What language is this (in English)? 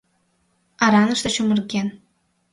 Mari